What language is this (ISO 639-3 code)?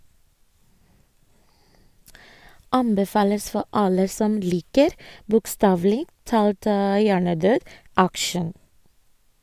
nor